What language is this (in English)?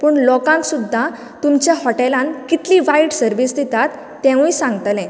Konkani